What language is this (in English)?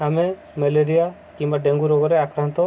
Odia